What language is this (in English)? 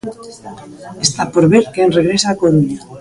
Galician